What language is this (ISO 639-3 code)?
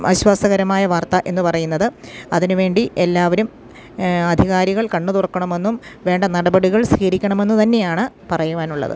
mal